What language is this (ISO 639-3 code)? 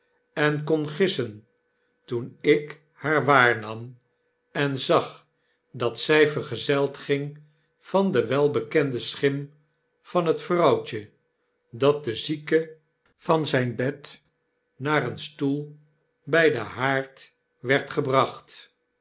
nld